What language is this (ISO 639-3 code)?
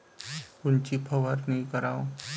mar